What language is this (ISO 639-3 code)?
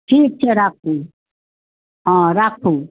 mai